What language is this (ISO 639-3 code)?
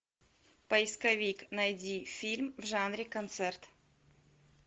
rus